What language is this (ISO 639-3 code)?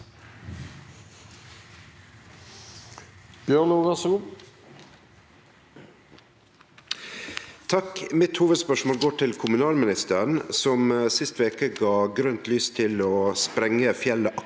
nor